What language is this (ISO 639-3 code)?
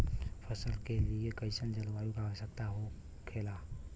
bho